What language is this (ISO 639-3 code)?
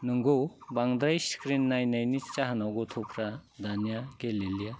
brx